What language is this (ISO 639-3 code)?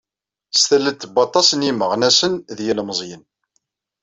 kab